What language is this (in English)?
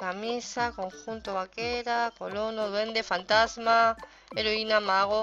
Spanish